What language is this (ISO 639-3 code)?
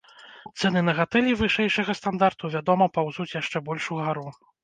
bel